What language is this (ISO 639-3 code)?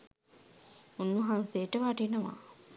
sin